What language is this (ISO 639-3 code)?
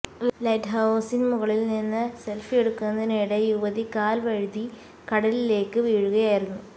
mal